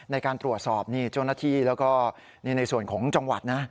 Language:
Thai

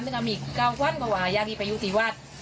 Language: Thai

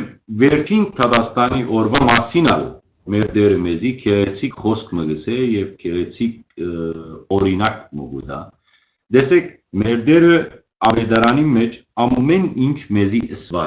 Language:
Armenian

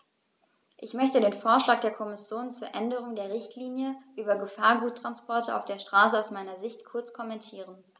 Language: German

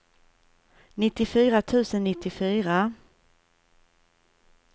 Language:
Swedish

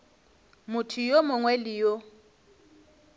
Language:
Northern Sotho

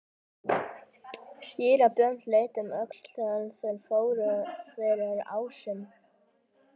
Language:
Icelandic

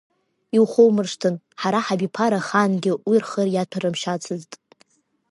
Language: Abkhazian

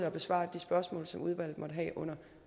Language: Danish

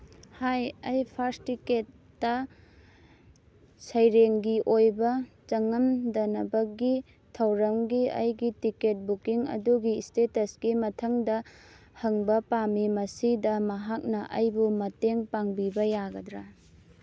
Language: Manipuri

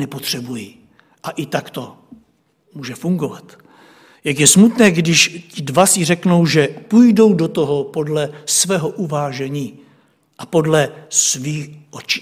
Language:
Czech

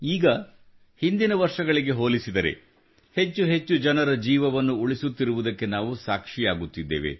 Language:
Kannada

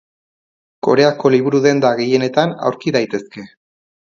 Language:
Basque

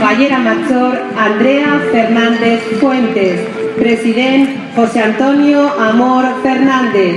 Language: Spanish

